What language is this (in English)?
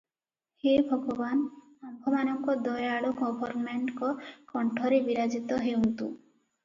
Odia